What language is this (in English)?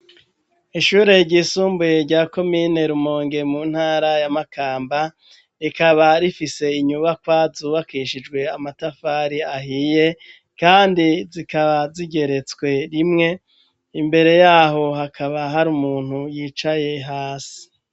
Rundi